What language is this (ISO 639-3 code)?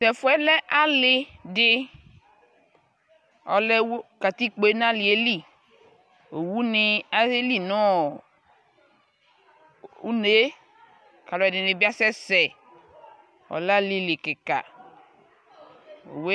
kpo